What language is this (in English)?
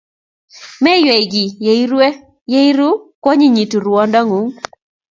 Kalenjin